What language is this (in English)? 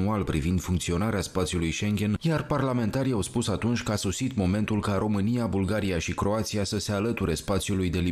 Romanian